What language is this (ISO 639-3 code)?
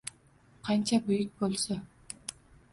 uzb